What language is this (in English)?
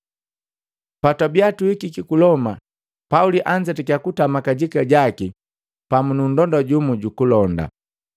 Matengo